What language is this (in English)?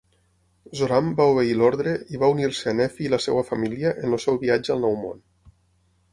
Catalan